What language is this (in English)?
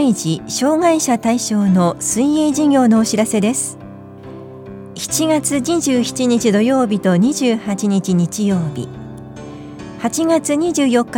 Japanese